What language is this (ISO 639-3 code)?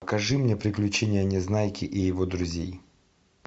rus